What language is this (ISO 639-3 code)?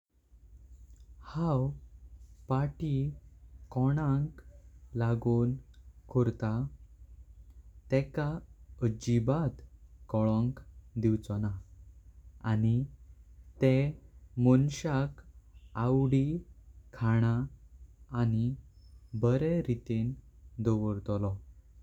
kok